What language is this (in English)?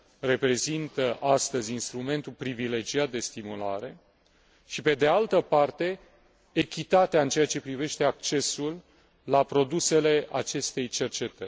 Romanian